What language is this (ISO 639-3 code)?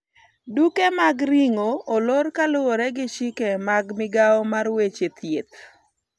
luo